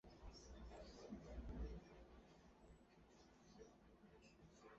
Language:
Chinese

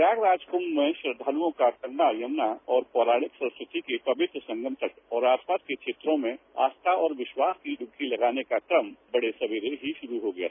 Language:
Hindi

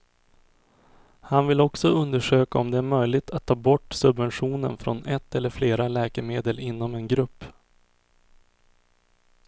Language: Swedish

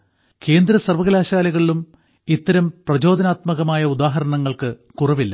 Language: Malayalam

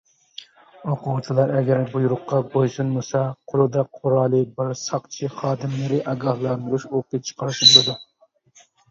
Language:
Uyghur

